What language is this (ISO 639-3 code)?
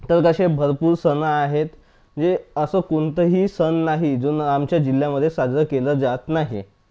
mar